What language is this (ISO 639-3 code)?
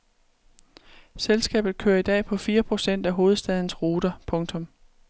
dan